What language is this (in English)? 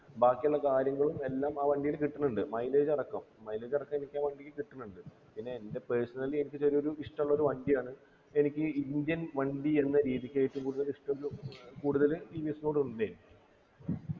Malayalam